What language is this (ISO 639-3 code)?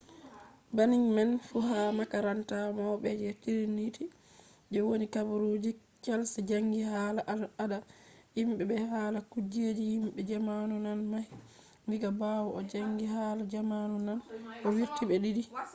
ful